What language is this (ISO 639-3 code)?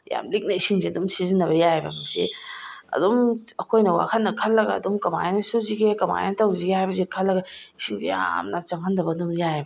mni